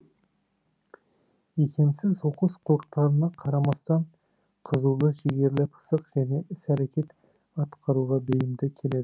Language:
Kazakh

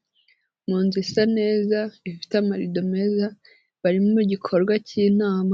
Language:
Kinyarwanda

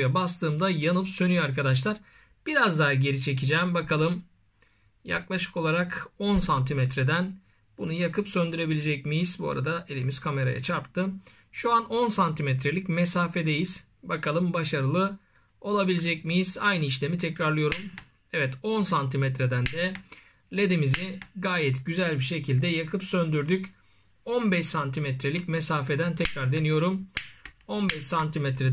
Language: Turkish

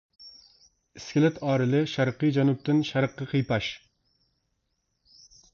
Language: Uyghur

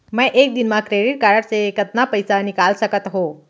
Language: Chhattisgarhi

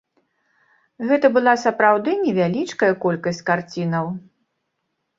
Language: Belarusian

